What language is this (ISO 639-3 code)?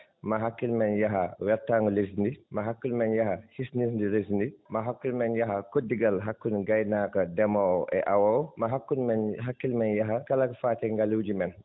ful